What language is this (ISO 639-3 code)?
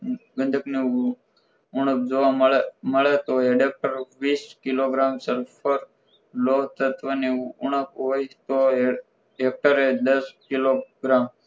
guj